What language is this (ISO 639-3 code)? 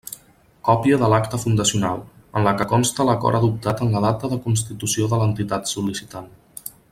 cat